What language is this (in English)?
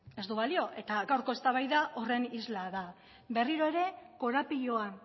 Basque